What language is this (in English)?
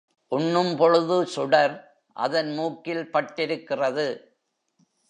Tamil